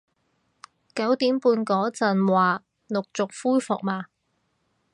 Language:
Cantonese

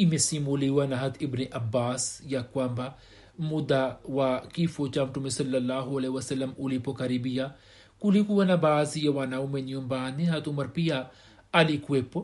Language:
Swahili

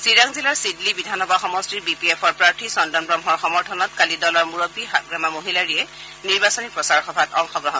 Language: Assamese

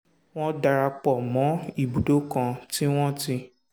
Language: Yoruba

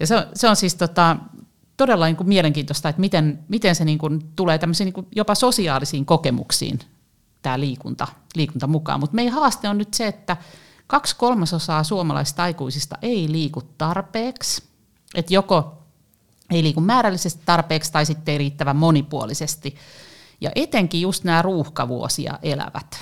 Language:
Finnish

